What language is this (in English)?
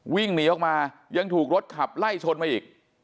Thai